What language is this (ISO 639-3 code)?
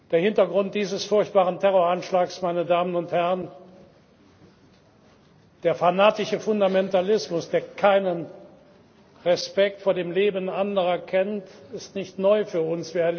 deu